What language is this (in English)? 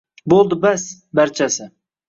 Uzbek